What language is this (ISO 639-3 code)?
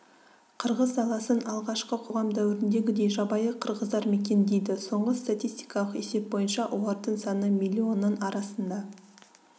kaz